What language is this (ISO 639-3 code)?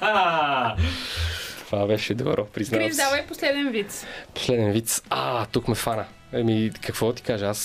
bul